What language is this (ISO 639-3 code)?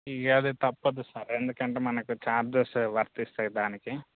tel